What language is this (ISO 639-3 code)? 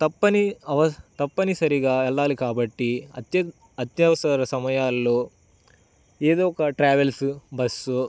tel